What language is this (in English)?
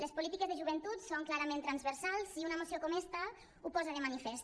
Catalan